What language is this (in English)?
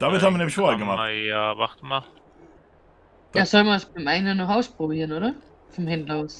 German